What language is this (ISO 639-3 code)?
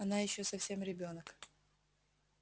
rus